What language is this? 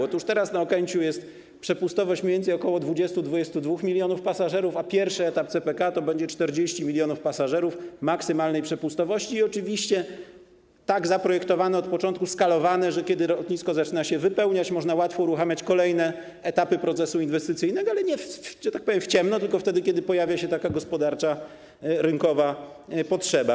Polish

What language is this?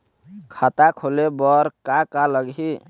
Chhattisgarhi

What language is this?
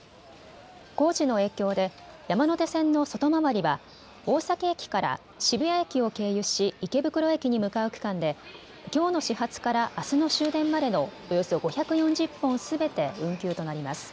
Japanese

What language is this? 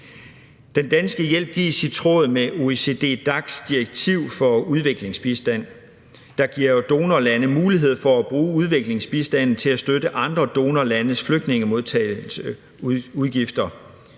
Danish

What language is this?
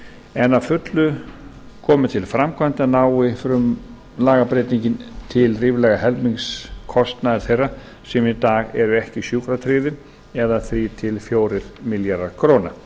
Icelandic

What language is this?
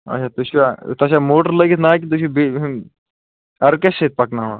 Kashmiri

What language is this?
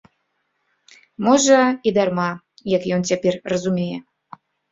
Belarusian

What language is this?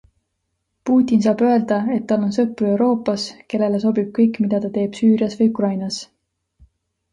Estonian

